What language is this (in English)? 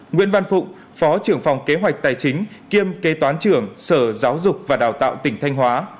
Vietnamese